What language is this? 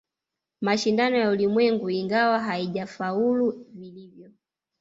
Swahili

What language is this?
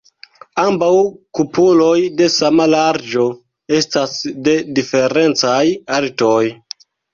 Esperanto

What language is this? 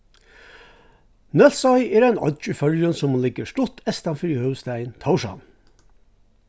Faroese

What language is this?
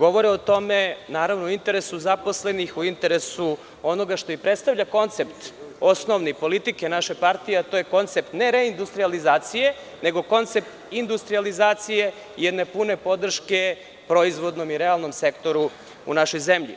Serbian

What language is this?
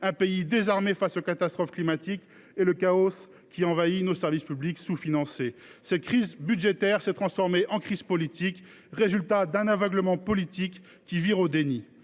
French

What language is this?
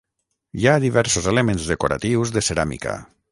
Catalan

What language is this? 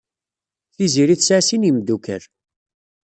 Kabyle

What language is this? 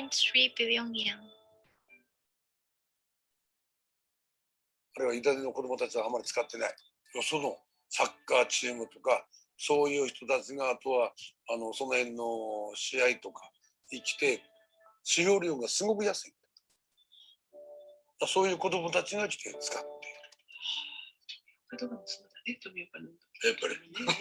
English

